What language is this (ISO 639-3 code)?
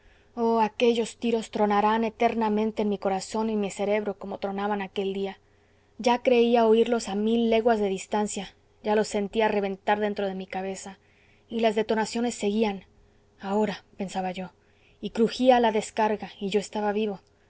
spa